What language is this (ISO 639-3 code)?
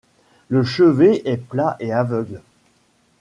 fra